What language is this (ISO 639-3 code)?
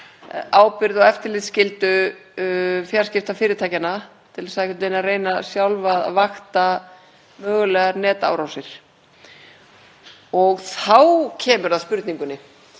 isl